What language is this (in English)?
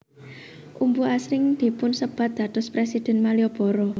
Javanese